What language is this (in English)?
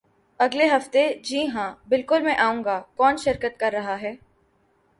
Urdu